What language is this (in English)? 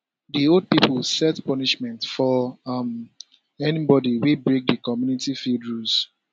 Nigerian Pidgin